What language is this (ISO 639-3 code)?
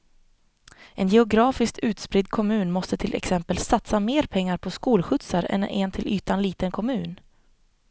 swe